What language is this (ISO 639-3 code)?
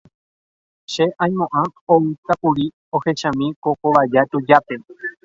grn